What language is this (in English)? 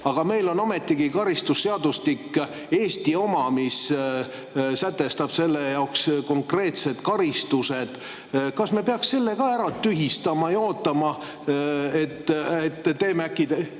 Estonian